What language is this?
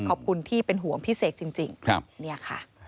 Thai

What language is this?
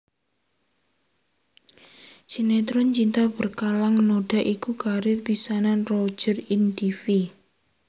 Javanese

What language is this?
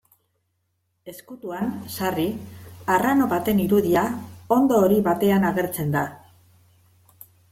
Basque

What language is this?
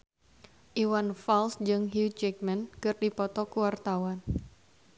Sundanese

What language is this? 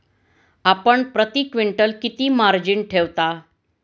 Marathi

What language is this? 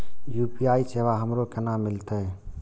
Maithili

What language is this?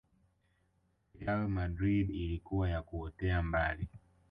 Swahili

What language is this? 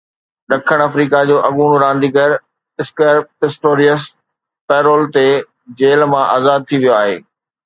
Sindhi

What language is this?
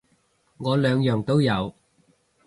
Cantonese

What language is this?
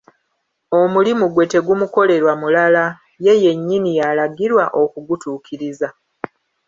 Ganda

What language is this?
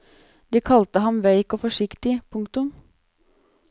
Norwegian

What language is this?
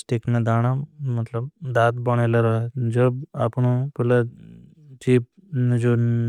Bhili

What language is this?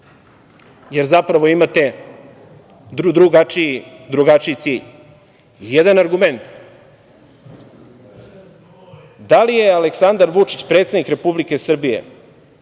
Serbian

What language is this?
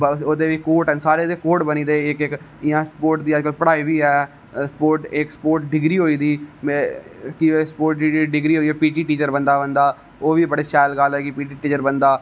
Dogri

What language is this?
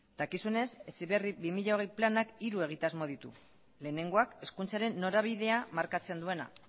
Basque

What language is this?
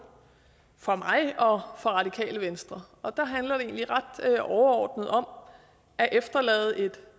Danish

